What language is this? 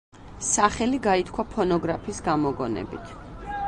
Georgian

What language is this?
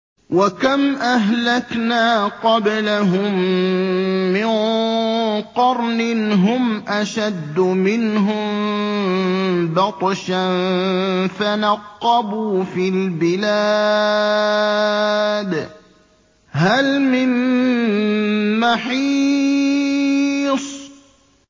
Arabic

